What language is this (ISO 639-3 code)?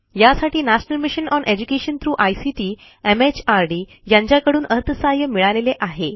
mar